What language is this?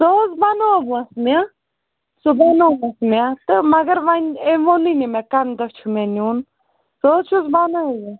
Kashmiri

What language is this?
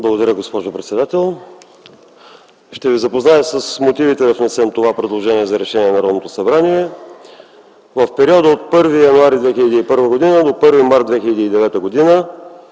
Bulgarian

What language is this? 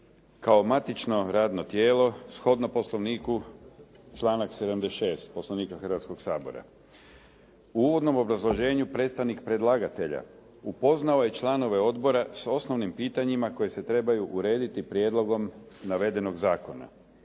Croatian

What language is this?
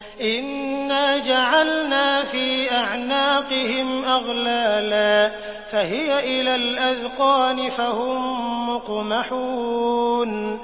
Arabic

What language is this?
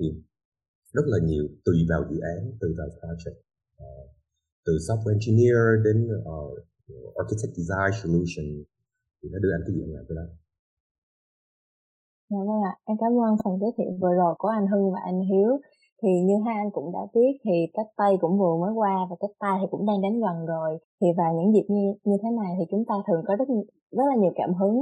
Vietnamese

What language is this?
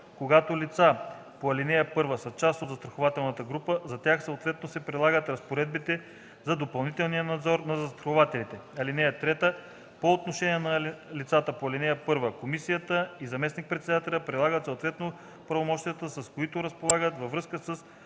Bulgarian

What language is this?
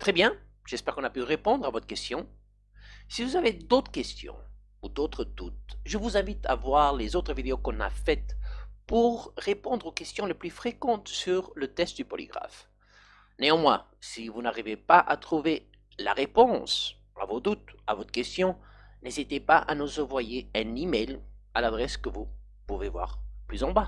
French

